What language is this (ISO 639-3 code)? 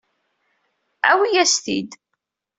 kab